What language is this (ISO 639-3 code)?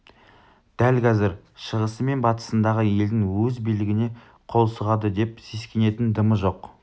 kaz